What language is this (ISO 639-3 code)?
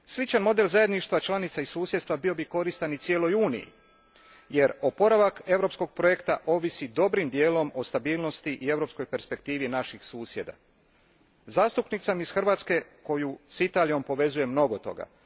hrv